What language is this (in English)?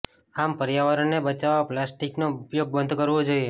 Gujarati